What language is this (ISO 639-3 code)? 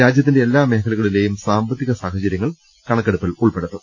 mal